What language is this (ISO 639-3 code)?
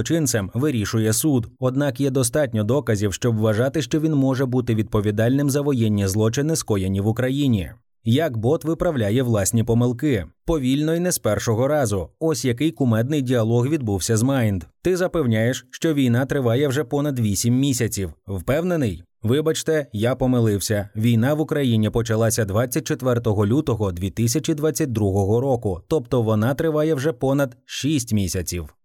ukr